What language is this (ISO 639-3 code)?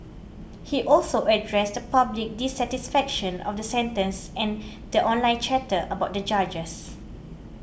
eng